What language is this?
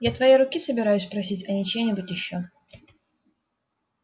Russian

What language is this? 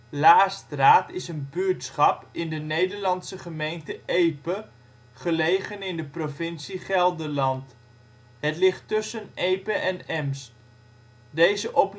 Dutch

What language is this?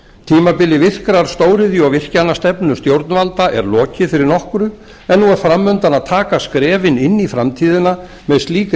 Icelandic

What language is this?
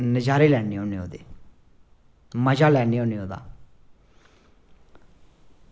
Dogri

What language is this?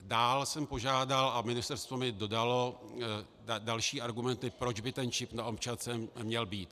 Czech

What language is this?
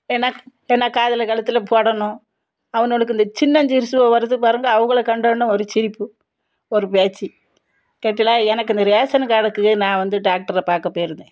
Tamil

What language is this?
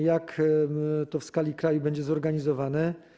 Polish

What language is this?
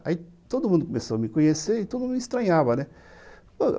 Portuguese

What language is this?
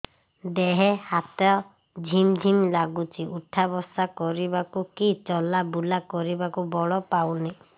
Odia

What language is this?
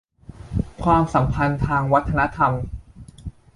Thai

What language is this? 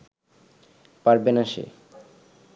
Bangla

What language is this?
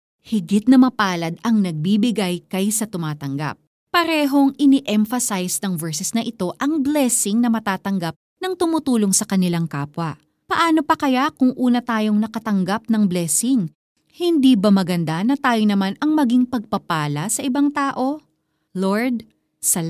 Filipino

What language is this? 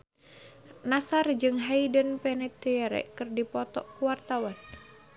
Sundanese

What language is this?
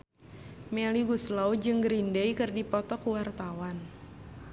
Sundanese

